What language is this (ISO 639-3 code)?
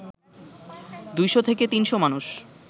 ben